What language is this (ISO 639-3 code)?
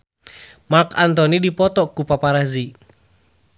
sun